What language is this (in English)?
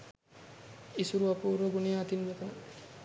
Sinhala